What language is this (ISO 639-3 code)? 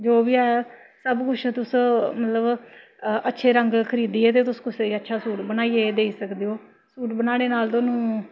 doi